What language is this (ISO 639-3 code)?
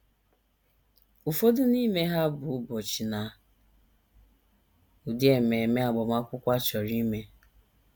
ibo